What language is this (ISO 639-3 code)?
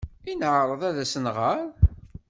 kab